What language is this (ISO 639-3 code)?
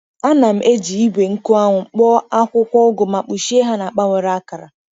ibo